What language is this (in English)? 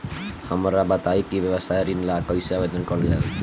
Bhojpuri